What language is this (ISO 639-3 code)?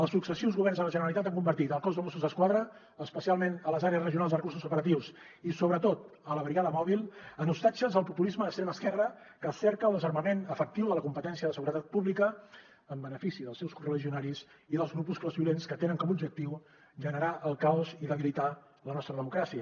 cat